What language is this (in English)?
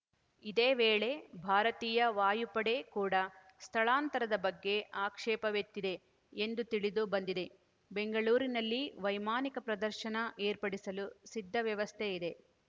Kannada